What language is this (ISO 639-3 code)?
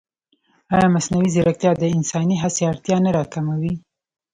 pus